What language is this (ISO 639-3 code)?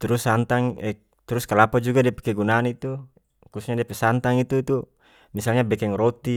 max